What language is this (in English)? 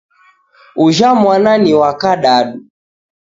Taita